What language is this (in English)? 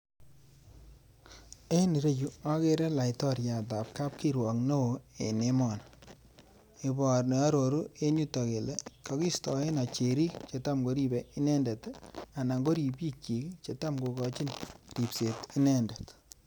Kalenjin